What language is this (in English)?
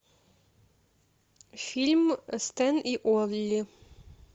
Russian